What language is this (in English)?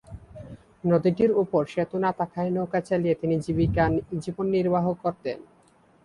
Bangla